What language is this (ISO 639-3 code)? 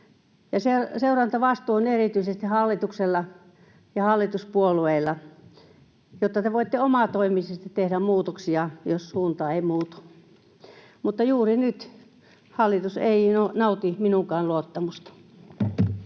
fin